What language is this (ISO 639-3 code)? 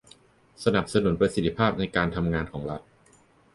tha